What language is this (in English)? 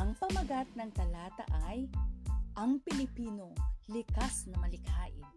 Filipino